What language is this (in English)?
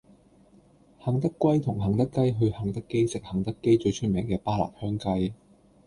Cantonese